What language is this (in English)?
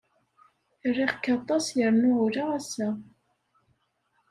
Kabyle